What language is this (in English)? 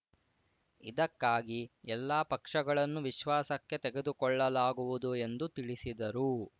Kannada